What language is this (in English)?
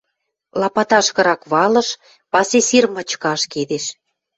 Western Mari